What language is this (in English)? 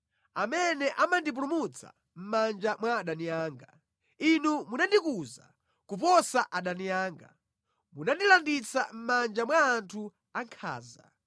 Nyanja